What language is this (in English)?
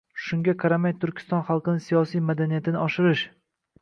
Uzbek